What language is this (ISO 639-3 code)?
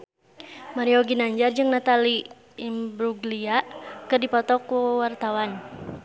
sun